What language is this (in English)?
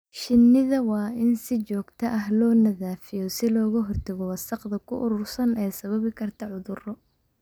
Somali